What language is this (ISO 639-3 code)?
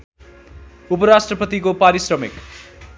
nep